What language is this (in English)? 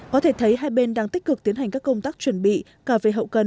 Vietnamese